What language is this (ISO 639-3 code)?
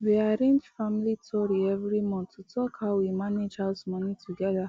pcm